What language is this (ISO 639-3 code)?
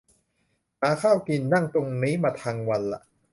tha